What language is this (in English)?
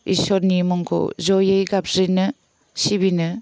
Bodo